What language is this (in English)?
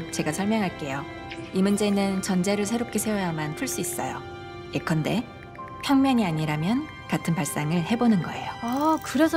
Korean